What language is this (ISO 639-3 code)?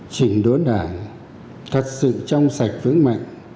vie